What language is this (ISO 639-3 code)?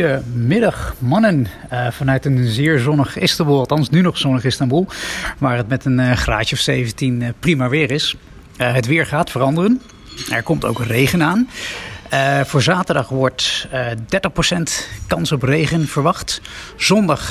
nld